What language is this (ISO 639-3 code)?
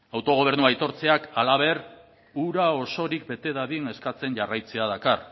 eus